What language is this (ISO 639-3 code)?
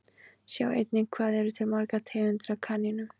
isl